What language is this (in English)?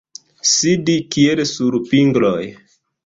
Esperanto